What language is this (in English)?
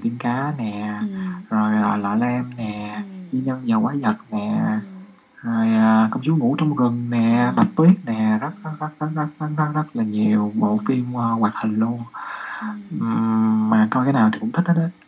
Vietnamese